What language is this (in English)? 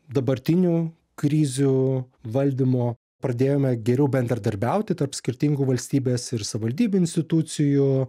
Lithuanian